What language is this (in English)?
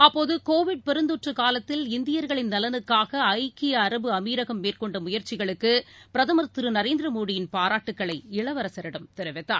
Tamil